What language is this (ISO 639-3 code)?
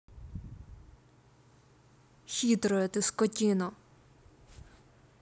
rus